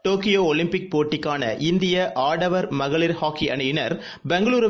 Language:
Tamil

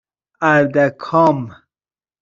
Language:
Persian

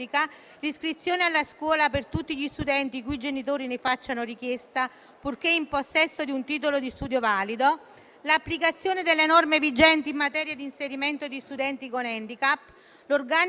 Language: Italian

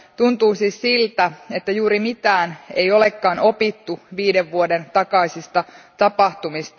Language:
Finnish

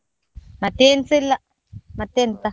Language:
Kannada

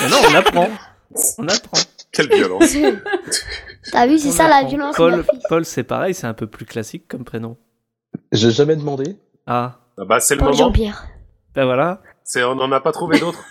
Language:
French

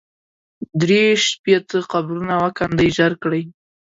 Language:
Pashto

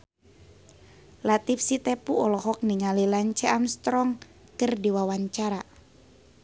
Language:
Sundanese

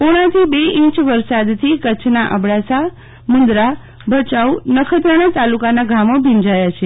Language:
Gujarati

